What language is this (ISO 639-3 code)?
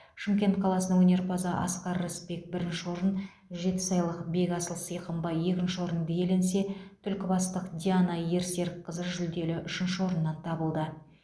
kaz